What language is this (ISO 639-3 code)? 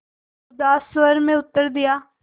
hin